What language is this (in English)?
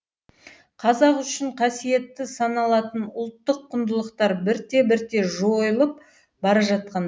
Kazakh